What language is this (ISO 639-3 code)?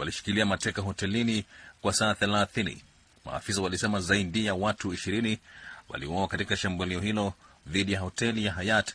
swa